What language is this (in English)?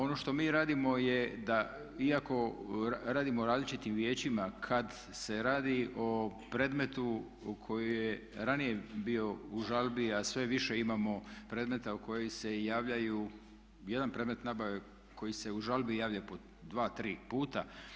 Croatian